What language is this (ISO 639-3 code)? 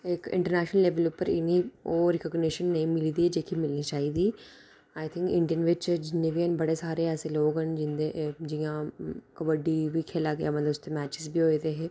doi